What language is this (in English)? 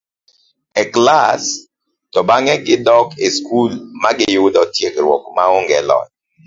Luo (Kenya and Tanzania)